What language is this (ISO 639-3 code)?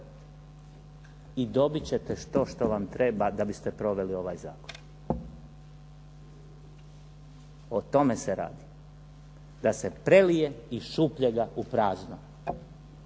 hrv